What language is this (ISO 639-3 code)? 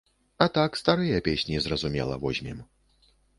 bel